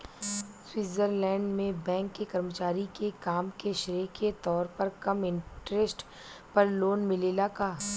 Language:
Bhojpuri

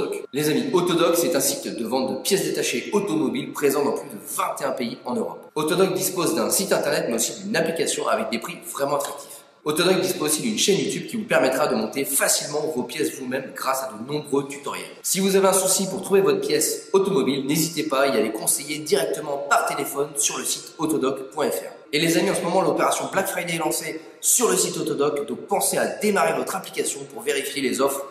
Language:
French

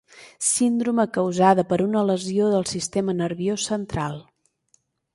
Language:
Catalan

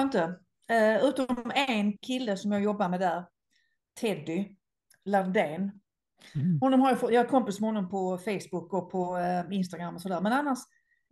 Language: Swedish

